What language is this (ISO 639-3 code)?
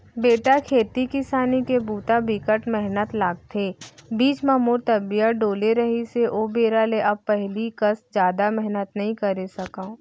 hne